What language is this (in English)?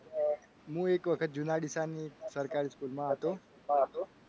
Gujarati